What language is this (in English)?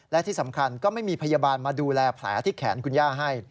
Thai